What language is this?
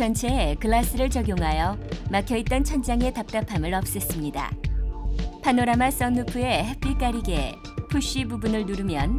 Korean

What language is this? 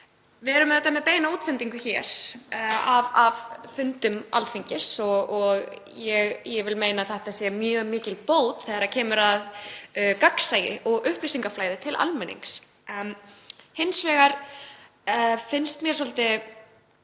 Icelandic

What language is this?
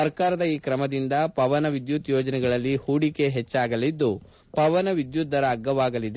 Kannada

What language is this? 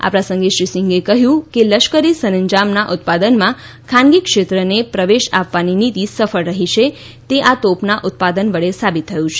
Gujarati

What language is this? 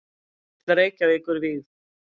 Icelandic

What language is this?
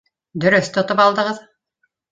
Bashkir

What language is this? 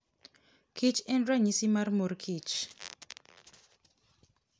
Luo (Kenya and Tanzania)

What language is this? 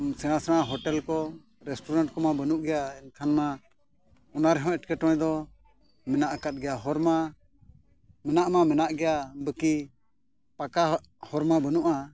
Santali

